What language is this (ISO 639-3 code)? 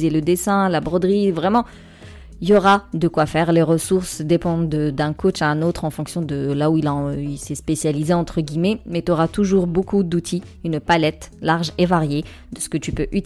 fra